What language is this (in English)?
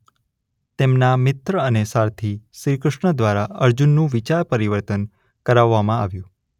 Gujarati